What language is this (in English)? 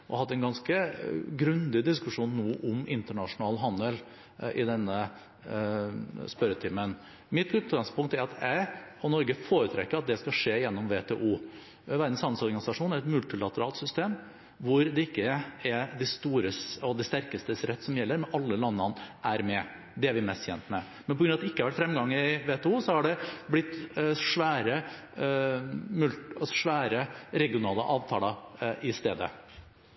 Norwegian Bokmål